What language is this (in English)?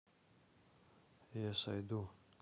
Russian